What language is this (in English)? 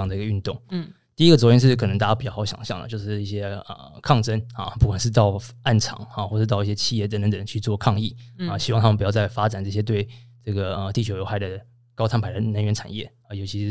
Chinese